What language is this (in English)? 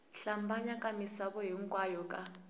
Tsonga